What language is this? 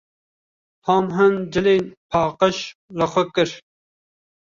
Kurdish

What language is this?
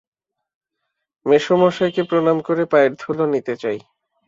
Bangla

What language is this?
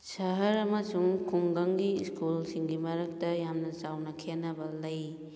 Manipuri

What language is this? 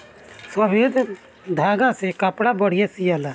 Bhojpuri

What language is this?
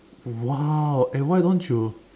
English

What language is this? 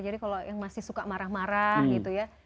Indonesian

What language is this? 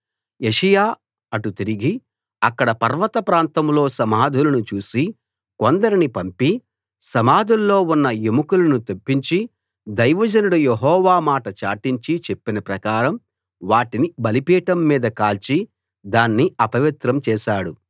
Telugu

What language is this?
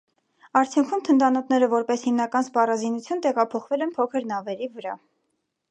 Armenian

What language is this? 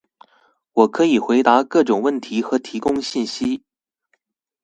Chinese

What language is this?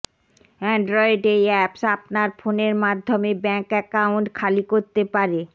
Bangla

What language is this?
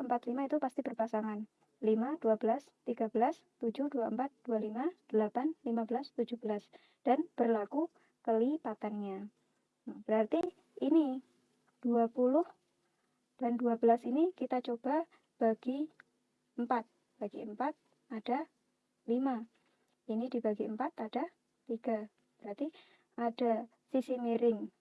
Indonesian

